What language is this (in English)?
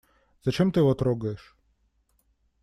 Russian